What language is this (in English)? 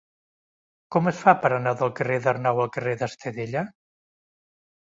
Catalan